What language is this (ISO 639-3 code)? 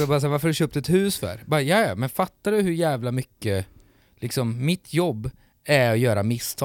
swe